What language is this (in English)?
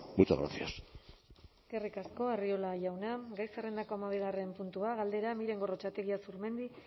Basque